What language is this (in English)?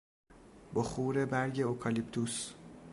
Persian